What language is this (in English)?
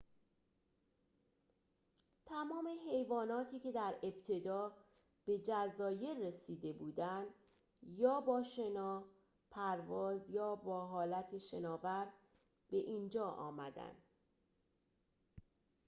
Persian